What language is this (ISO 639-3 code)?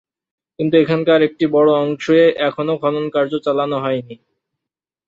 ben